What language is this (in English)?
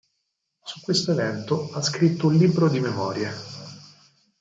Italian